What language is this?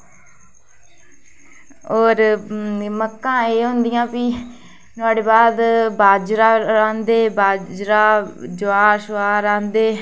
Dogri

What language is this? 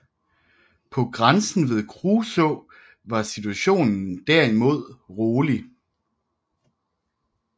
Danish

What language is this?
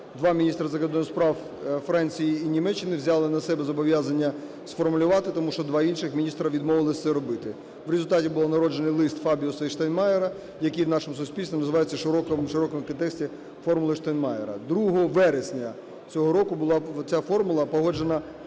Ukrainian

